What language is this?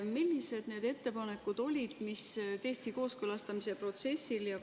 Estonian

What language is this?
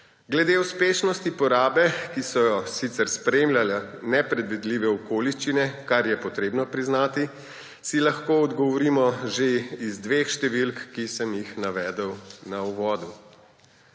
Slovenian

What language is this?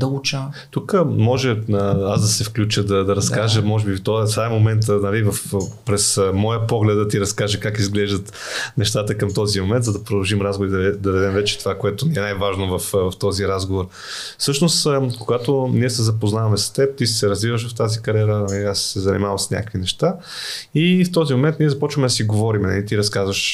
Bulgarian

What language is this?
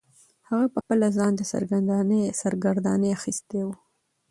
Pashto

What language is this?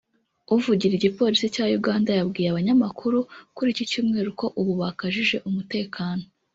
Kinyarwanda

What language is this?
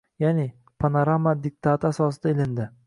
Uzbek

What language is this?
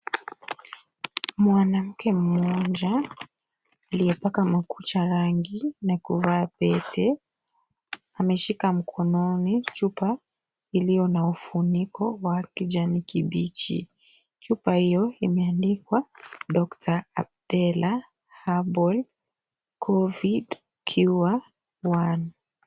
Swahili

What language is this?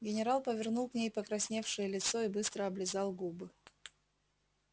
Russian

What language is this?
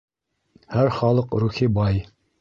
Bashkir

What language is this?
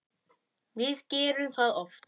Icelandic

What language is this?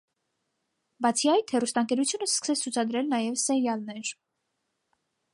Armenian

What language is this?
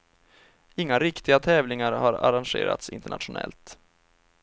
Swedish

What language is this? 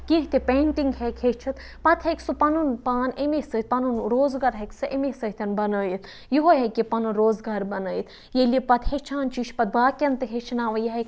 Kashmiri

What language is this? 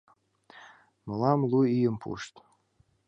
Mari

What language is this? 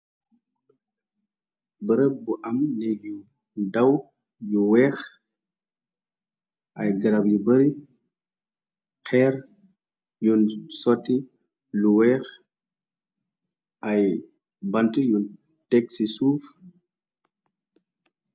Wolof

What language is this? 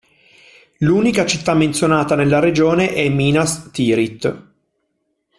Italian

